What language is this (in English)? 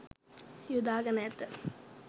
Sinhala